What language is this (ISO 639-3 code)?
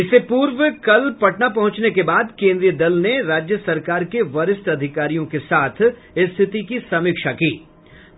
hin